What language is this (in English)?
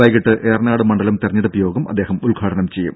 Malayalam